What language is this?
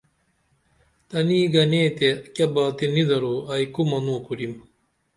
Dameli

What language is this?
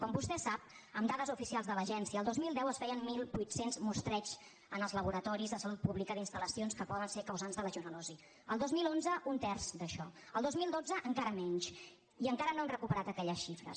Catalan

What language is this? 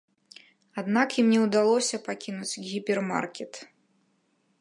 Belarusian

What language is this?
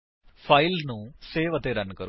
Punjabi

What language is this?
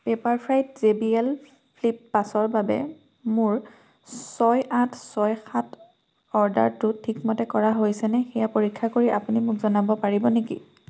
Assamese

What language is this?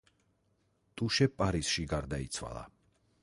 Georgian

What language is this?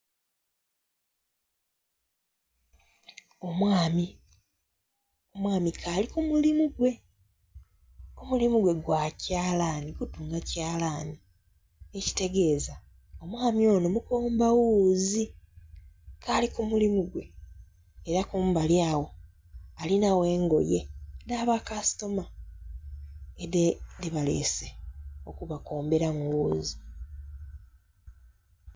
Soga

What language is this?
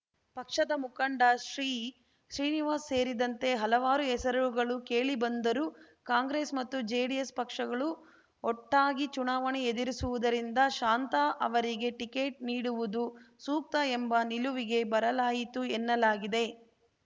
Kannada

